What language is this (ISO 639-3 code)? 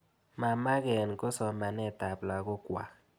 kln